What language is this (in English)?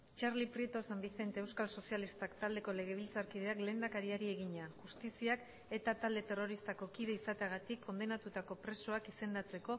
Basque